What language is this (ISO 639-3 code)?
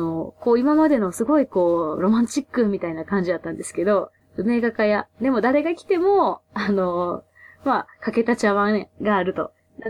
jpn